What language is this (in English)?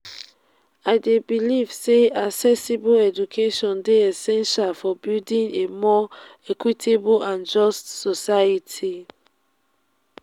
Nigerian Pidgin